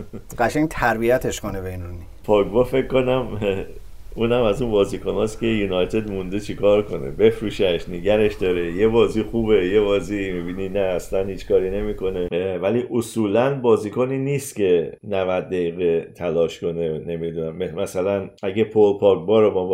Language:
Persian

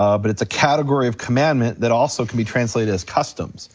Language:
English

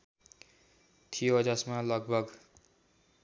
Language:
Nepali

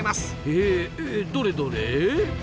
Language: Japanese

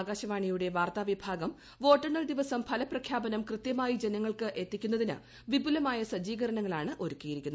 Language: Malayalam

